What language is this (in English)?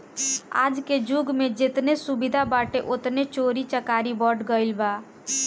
Bhojpuri